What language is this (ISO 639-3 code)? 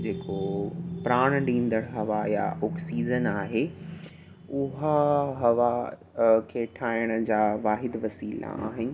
snd